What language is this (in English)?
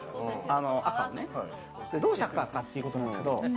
Japanese